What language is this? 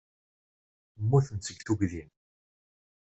Kabyle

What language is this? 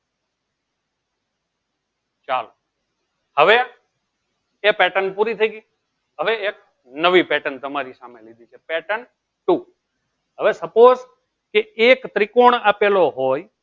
Gujarati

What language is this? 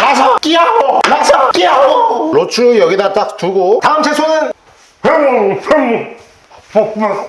Korean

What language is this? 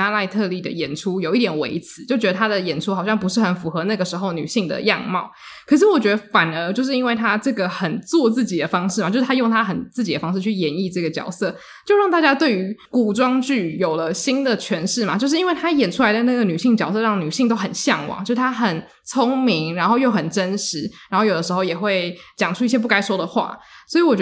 Chinese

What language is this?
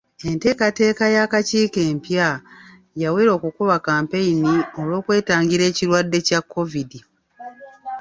Ganda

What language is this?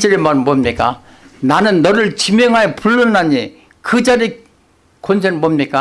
Korean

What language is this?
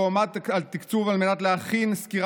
Hebrew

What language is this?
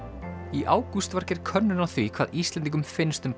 Icelandic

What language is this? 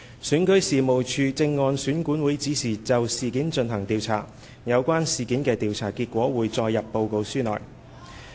Cantonese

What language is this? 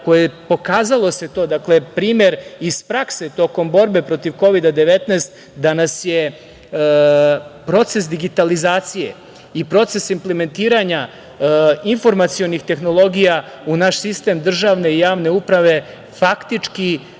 Serbian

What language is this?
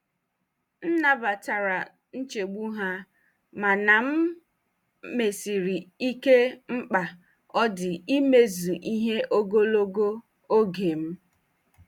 Igbo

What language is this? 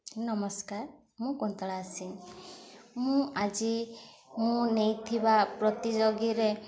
Odia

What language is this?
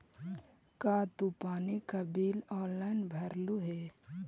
Magahi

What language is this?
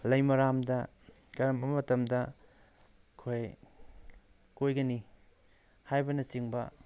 Manipuri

